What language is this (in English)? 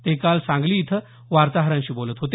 Marathi